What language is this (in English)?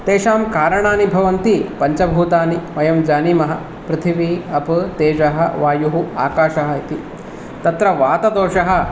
Sanskrit